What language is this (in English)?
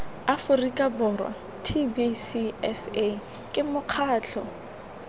Tswana